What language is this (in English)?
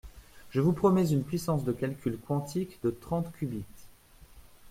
French